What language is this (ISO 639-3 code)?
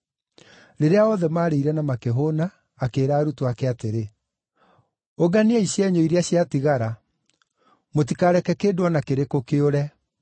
kik